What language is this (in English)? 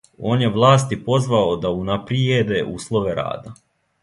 Serbian